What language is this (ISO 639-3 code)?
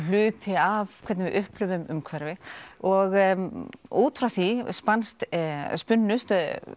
isl